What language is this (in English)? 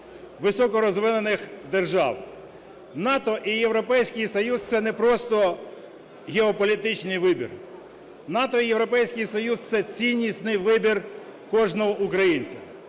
Ukrainian